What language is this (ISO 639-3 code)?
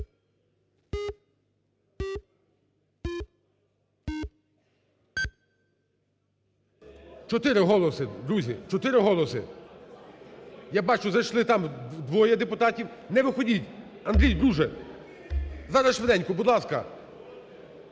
ukr